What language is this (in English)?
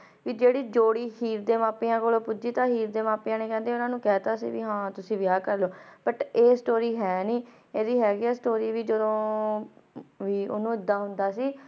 Punjabi